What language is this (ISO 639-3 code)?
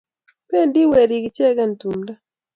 kln